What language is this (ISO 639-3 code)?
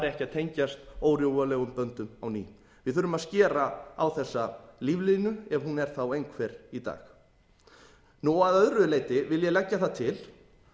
isl